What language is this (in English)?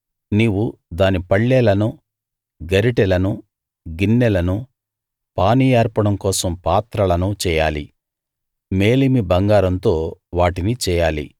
Telugu